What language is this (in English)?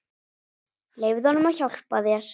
Icelandic